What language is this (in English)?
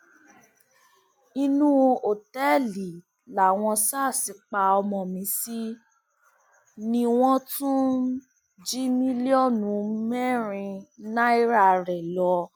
Yoruba